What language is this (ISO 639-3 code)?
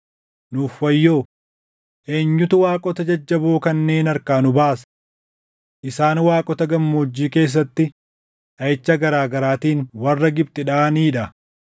orm